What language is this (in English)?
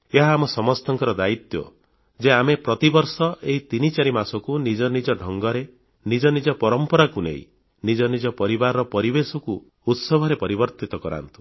Odia